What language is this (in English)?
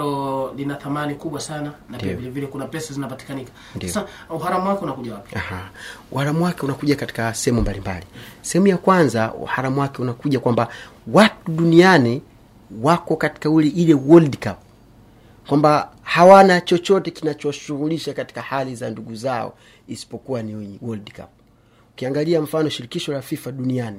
Swahili